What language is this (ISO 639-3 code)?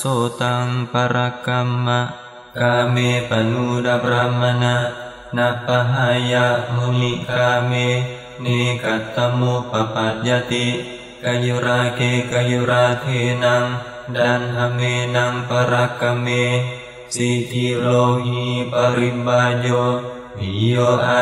ind